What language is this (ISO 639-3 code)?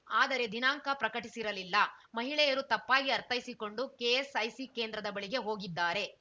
kan